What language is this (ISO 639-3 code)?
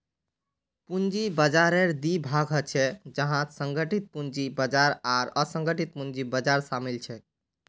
mag